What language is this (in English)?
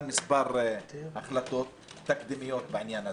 Hebrew